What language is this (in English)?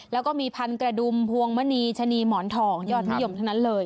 Thai